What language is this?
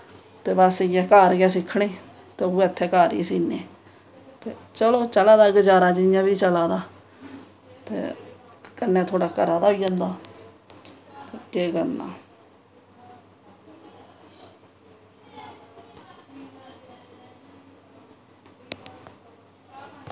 Dogri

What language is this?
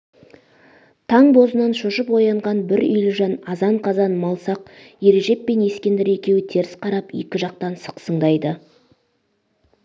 Kazakh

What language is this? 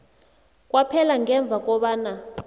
South Ndebele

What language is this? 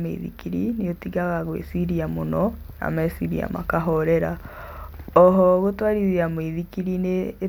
Kikuyu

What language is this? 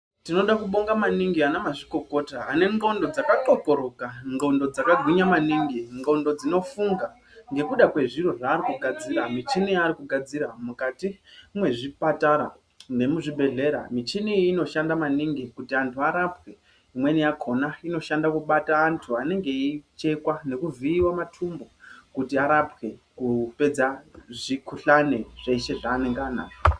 Ndau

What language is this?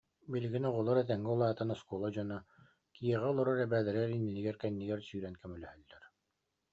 Yakut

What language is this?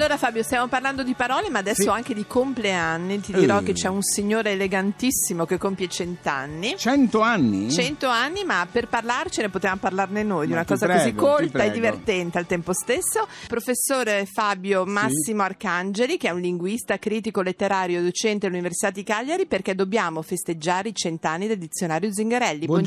Italian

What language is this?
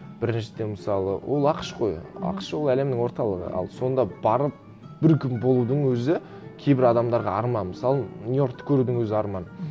Kazakh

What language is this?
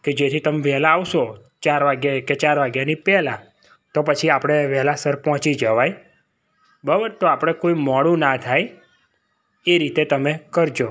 Gujarati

